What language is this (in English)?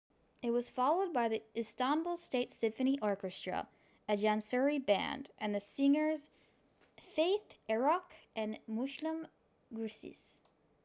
English